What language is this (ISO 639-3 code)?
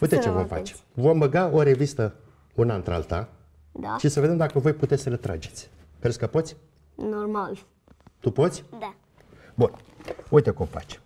ron